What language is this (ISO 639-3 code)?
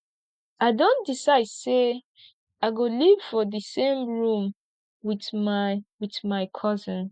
pcm